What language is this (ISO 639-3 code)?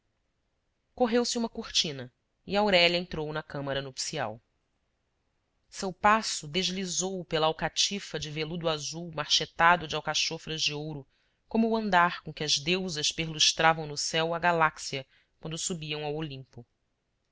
por